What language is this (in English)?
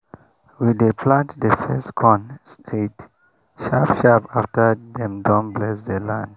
Nigerian Pidgin